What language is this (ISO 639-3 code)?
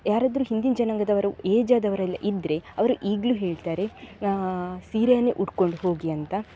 kan